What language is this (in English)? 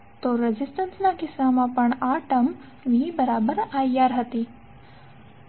Gujarati